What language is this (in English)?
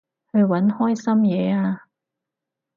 Cantonese